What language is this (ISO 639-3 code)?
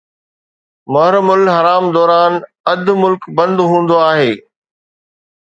snd